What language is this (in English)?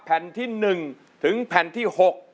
Thai